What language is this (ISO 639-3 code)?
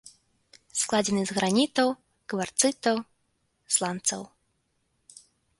bel